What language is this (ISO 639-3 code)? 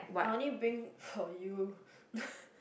eng